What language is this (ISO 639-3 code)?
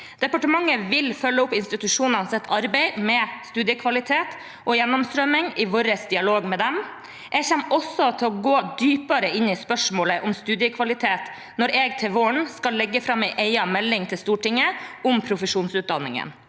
nor